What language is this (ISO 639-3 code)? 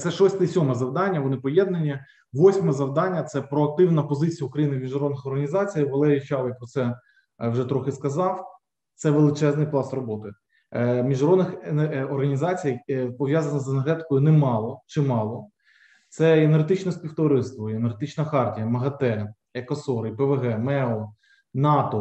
ukr